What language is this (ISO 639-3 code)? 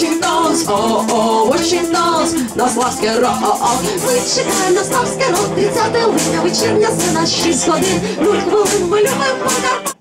tur